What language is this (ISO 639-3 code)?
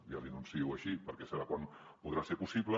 cat